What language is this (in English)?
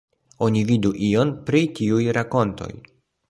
Esperanto